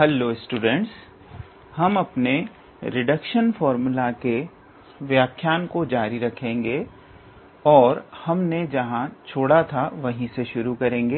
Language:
Hindi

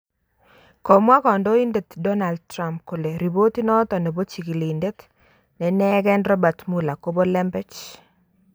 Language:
Kalenjin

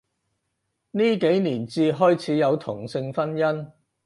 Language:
Cantonese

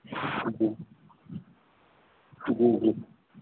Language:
Urdu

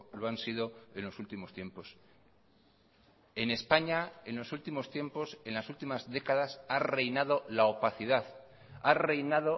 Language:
Spanish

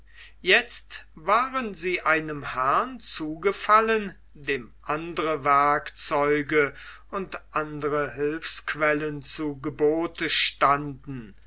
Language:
German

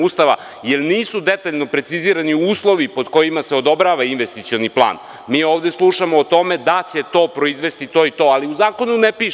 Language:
Serbian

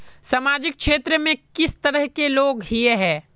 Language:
Magahi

